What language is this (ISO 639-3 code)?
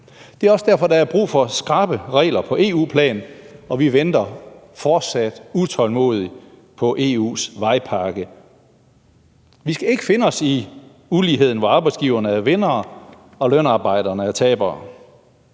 dan